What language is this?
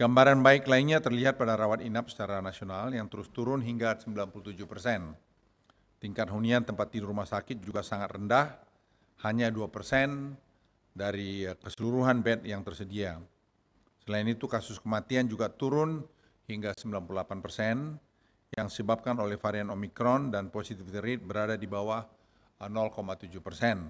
Indonesian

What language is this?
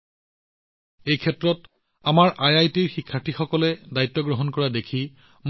Assamese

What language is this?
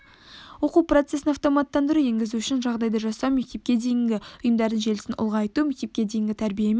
Kazakh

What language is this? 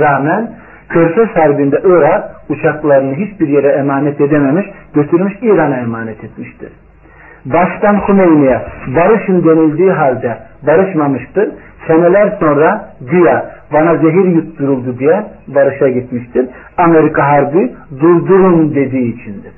Turkish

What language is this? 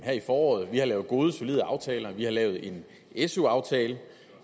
Danish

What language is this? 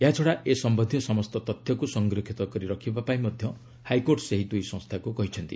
Odia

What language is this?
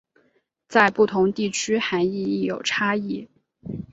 Chinese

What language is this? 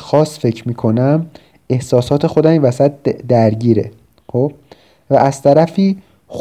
Persian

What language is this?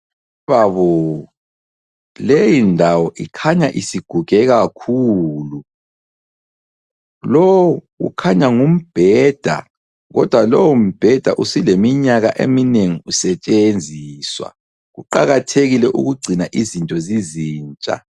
North Ndebele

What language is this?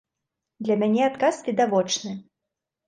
Belarusian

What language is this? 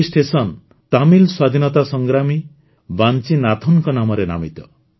Odia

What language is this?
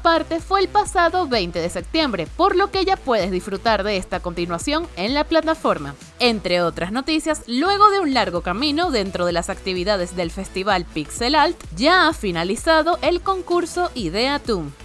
Spanish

